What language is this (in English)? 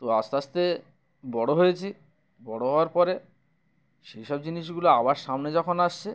Bangla